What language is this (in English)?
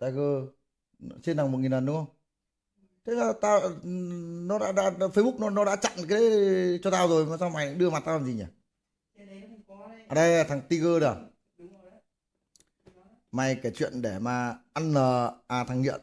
Vietnamese